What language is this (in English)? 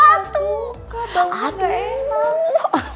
Indonesian